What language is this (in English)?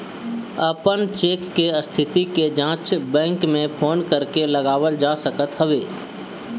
Bhojpuri